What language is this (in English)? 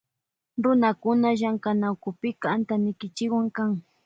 Loja Highland Quichua